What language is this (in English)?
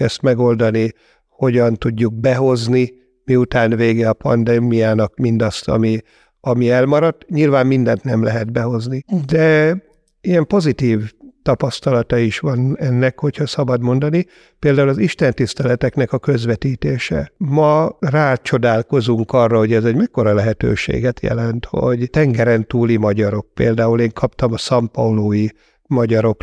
Hungarian